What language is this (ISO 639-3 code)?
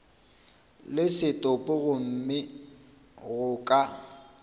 nso